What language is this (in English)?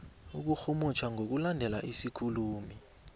South Ndebele